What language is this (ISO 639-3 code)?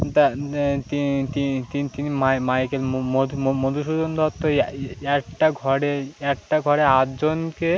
ben